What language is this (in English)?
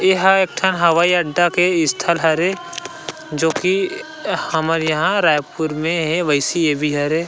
Chhattisgarhi